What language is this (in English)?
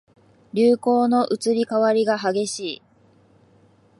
Japanese